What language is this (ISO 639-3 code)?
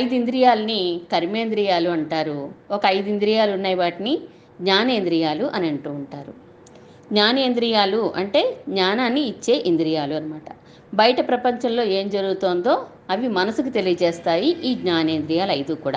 tel